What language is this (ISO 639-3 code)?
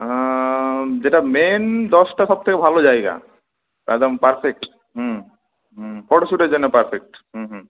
ben